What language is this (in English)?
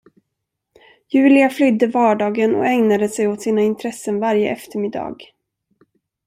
Swedish